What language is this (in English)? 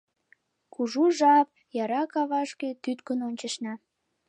Mari